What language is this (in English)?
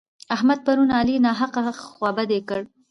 Pashto